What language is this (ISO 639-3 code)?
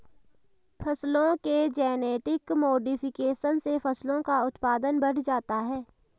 hin